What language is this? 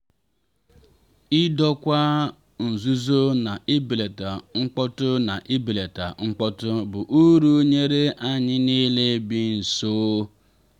Igbo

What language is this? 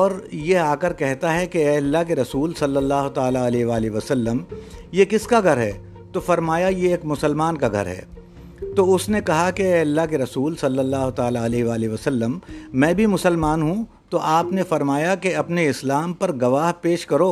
Urdu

